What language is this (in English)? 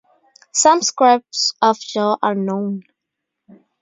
English